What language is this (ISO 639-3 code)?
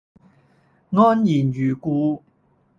yue